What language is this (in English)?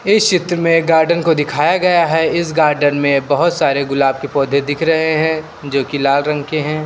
Hindi